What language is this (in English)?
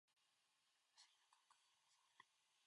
Japanese